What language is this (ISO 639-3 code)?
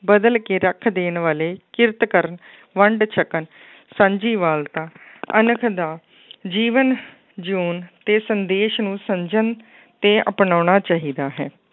pan